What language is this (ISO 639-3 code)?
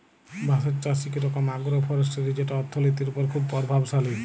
ben